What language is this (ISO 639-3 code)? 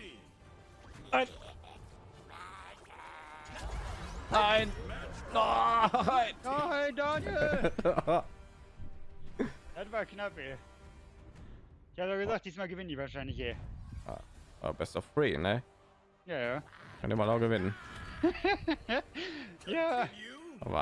deu